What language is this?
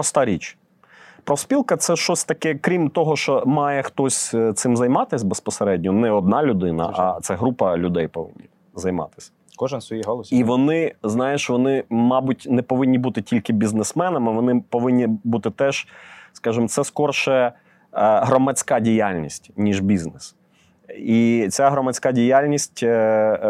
Ukrainian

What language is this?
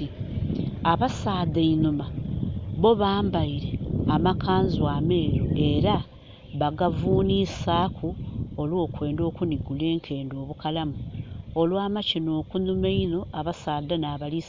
Soga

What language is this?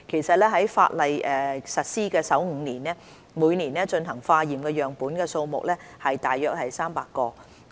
Cantonese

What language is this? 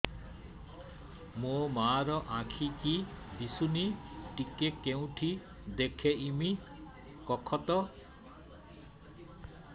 Odia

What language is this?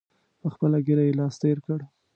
Pashto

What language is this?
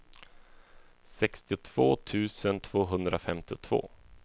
Swedish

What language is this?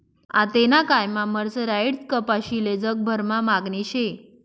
Marathi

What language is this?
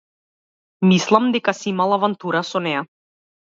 Macedonian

